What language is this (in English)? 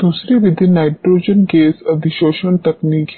Hindi